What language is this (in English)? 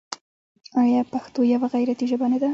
Pashto